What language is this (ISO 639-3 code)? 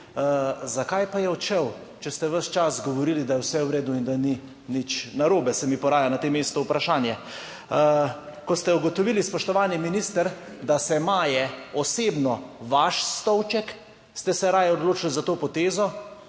slv